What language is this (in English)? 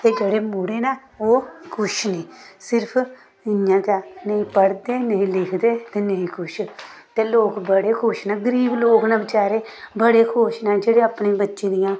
Dogri